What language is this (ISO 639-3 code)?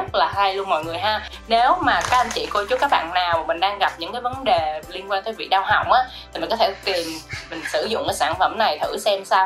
vie